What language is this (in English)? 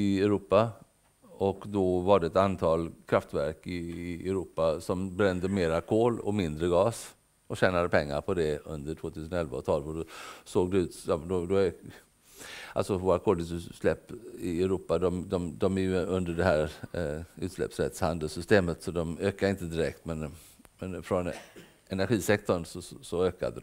Swedish